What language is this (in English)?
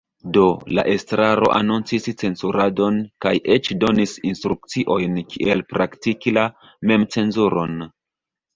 Esperanto